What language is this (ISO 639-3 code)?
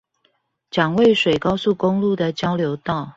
zho